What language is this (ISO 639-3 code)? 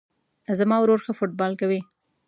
pus